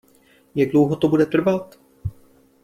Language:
Czech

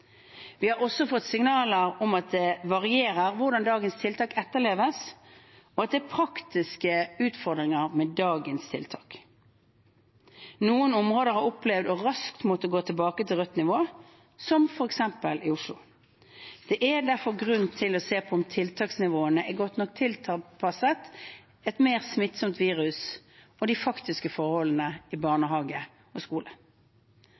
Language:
Norwegian Bokmål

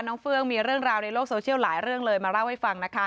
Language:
Thai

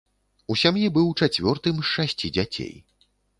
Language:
Belarusian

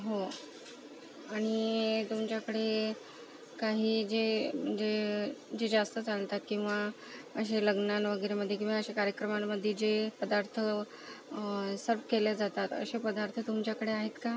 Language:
Marathi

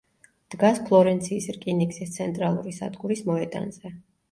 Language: Georgian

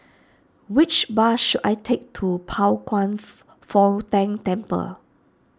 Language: English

